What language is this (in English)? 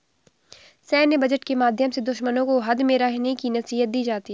Hindi